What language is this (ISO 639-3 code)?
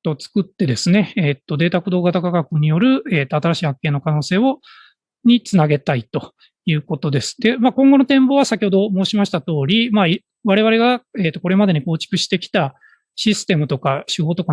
jpn